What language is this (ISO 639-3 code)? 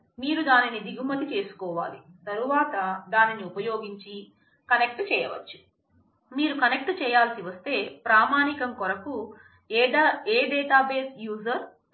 tel